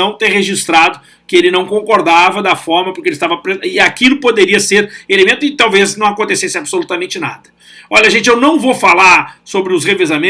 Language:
Portuguese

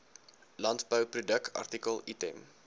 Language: Afrikaans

